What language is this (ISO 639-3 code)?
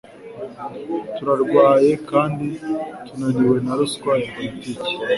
kin